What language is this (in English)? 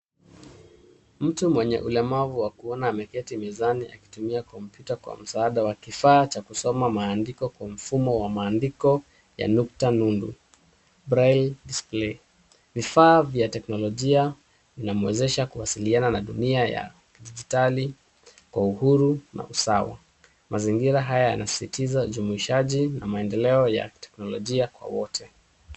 Swahili